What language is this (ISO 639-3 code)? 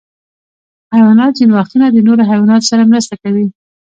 pus